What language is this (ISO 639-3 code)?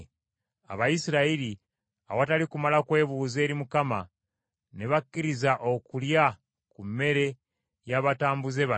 lug